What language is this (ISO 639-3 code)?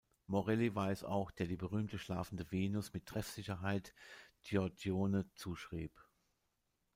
deu